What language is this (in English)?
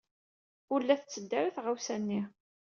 Kabyle